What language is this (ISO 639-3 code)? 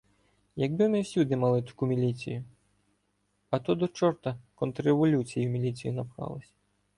ukr